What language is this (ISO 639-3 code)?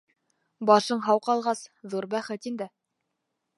bak